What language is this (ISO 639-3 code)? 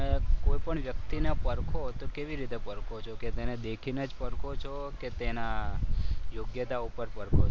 guj